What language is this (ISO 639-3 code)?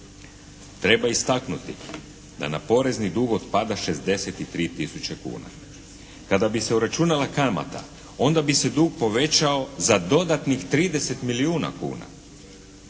hrv